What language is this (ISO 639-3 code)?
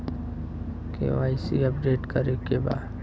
bho